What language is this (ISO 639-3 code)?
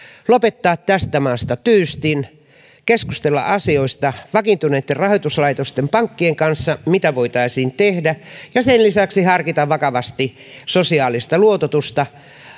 fin